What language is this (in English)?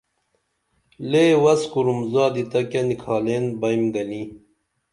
Dameli